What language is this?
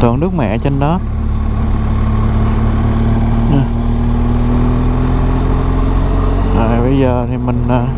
Vietnamese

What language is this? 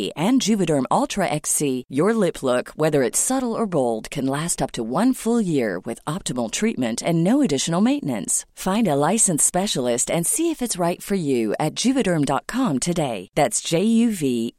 Swedish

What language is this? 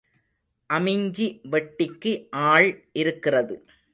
Tamil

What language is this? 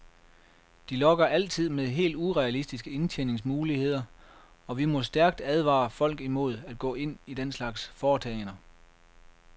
Danish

